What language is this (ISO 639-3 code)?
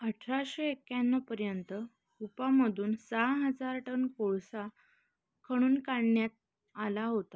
mar